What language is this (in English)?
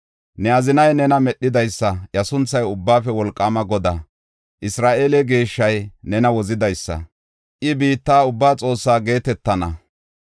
Gofa